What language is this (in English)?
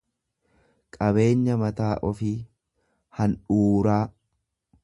Oromo